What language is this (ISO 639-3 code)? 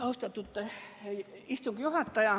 est